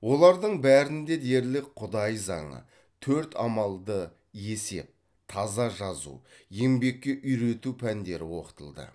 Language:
Kazakh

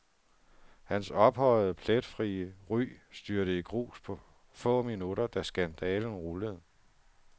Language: Danish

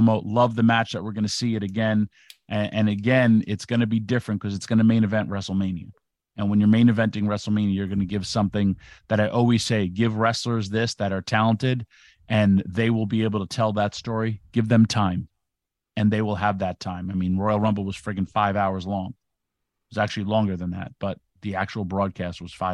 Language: English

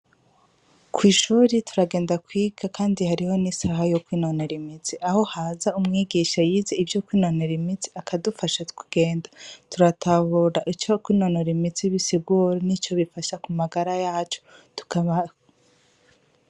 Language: Rundi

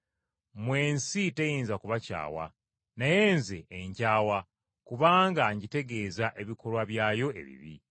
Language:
Ganda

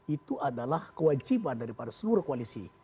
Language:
Indonesian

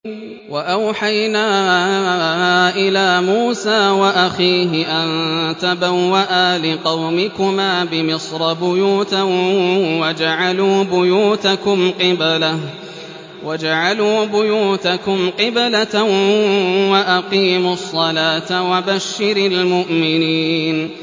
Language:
Arabic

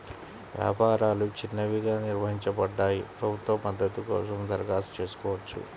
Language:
Telugu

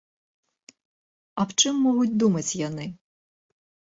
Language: Belarusian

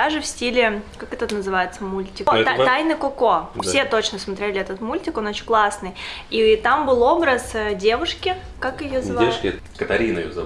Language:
Russian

